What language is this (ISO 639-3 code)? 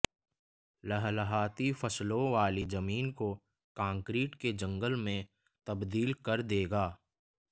hin